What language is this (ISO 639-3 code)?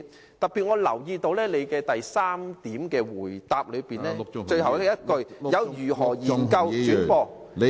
yue